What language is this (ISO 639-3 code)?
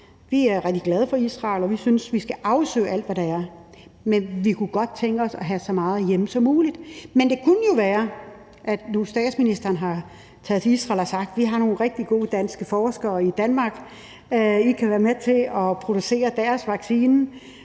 dan